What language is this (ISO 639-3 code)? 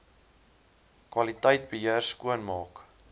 afr